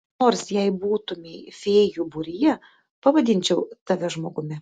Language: Lithuanian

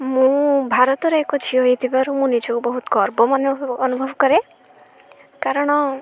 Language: Odia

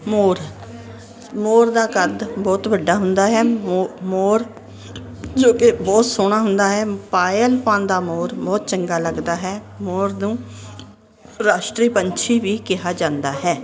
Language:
Punjabi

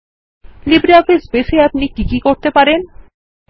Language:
Bangla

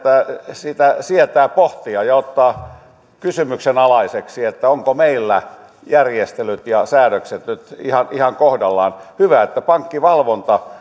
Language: Finnish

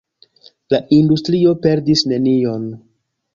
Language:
Esperanto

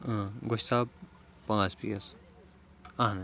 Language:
Kashmiri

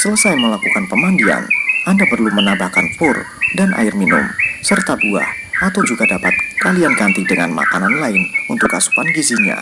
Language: Indonesian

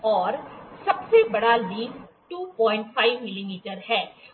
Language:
Hindi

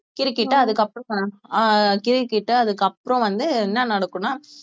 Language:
Tamil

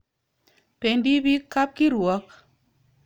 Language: Kalenjin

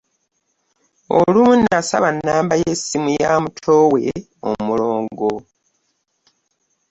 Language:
Ganda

